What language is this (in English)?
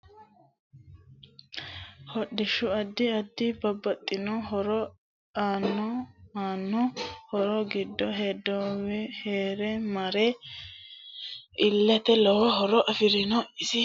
Sidamo